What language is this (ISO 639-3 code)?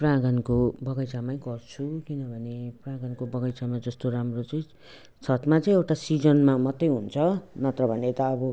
nep